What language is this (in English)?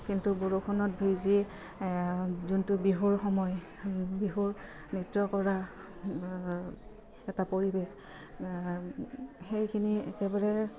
Assamese